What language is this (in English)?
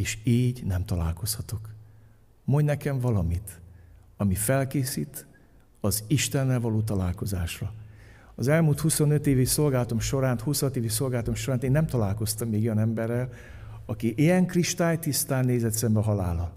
Hungarian